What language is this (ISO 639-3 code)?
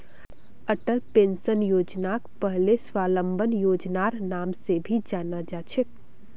mag